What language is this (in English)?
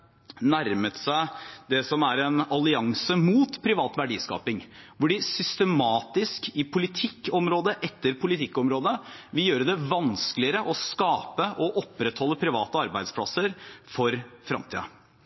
Norwegian Bokmål